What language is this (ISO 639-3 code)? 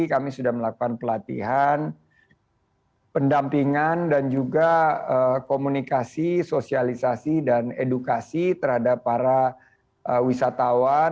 ind